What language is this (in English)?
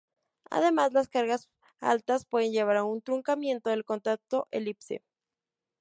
Spanish